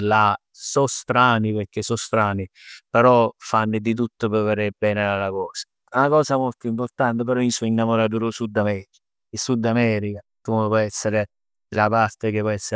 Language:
Neapolitan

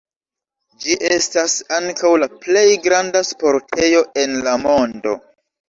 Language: Esperanto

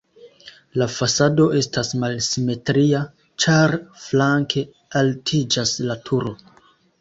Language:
Esperanto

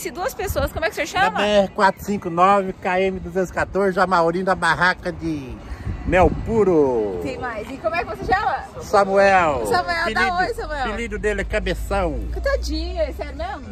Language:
Portuguese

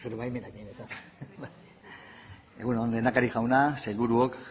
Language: Basque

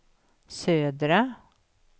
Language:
Swedish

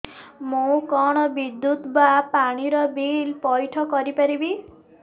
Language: Odia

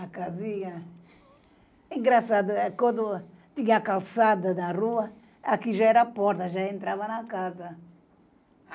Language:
Portuguese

